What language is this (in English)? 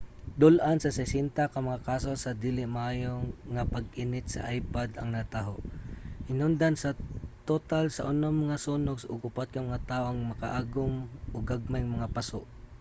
Cebuano